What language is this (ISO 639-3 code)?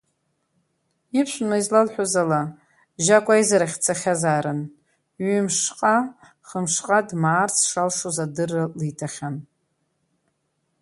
abk